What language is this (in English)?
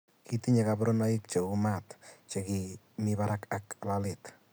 Kalenjin